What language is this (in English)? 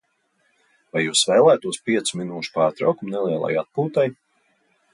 Latvian